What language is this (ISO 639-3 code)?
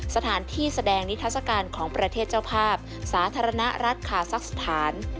tha